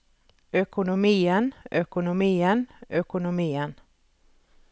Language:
Norwegian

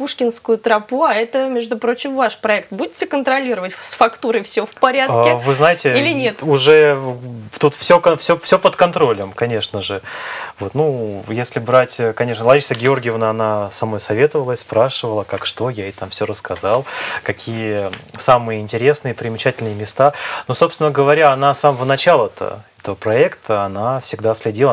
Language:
Russian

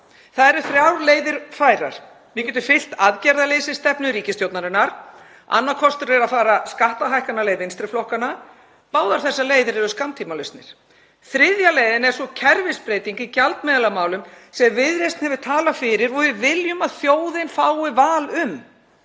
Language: Icelandic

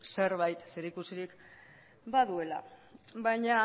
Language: Basque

